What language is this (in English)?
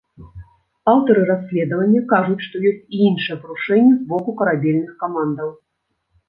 Belarusian